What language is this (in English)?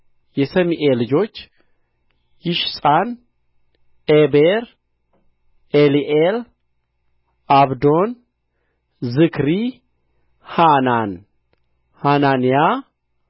Amharic